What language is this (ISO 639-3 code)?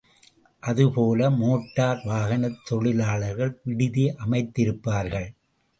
tam